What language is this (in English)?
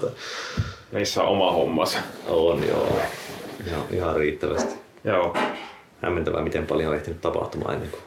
Finnish